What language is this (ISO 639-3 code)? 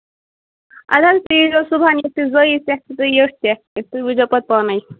kas